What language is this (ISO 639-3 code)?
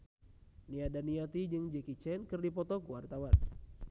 sun